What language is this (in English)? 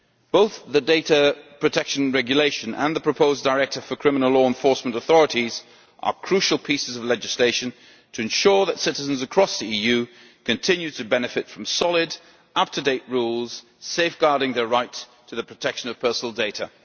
English